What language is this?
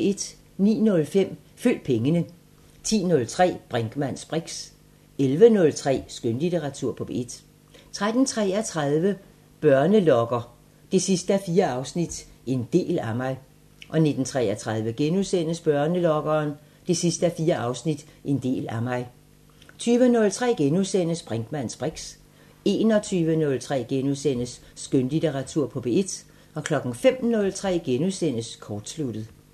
Danish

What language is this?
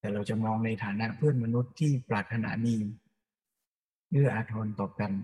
Thai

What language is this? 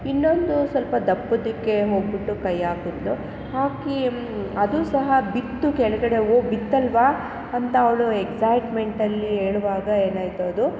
Kannada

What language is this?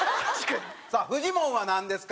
Japanese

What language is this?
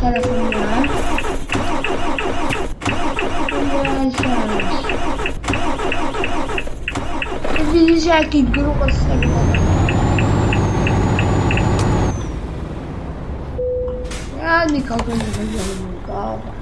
Polish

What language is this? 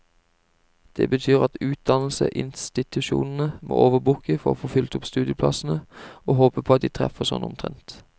Norwegian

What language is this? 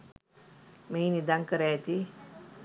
Sinhala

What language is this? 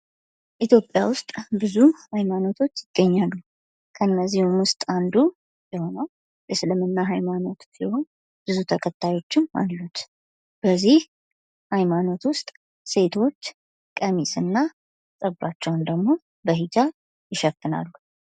Amharic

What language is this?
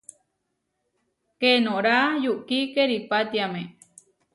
Huarijio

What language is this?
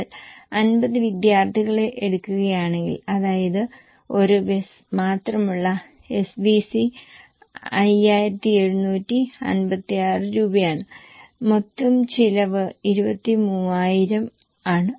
Malayalam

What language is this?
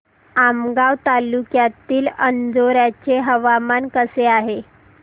Marathi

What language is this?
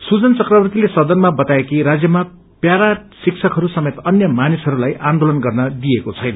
Nepali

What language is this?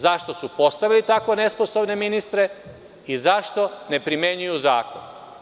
Serbian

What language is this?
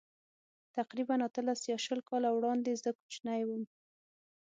Pashto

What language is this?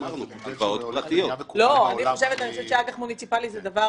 Hebrew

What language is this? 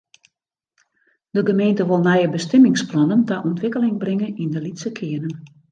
Western Frisian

